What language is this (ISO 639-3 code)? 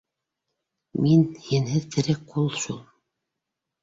bak